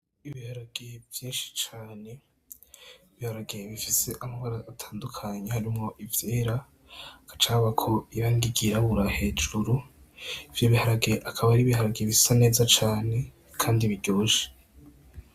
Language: Rundi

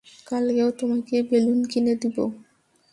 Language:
Bangla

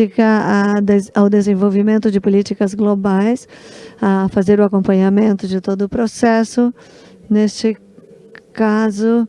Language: Portuguese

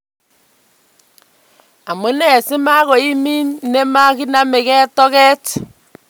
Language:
Kalenjin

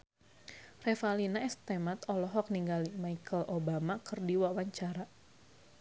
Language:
Sundanese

